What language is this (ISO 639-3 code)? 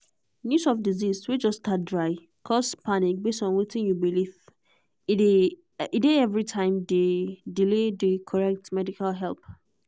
pcm